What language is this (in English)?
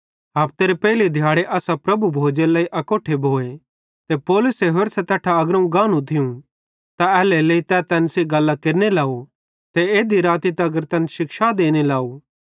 Bhadrawahi